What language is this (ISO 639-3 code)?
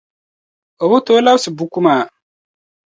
dag